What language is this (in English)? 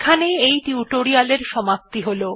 Bangla